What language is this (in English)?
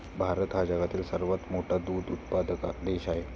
Marathi